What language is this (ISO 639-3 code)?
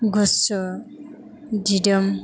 brx